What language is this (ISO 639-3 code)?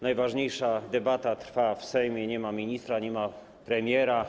pol